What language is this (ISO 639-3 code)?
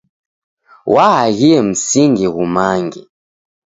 dav